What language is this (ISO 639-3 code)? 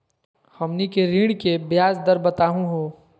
mag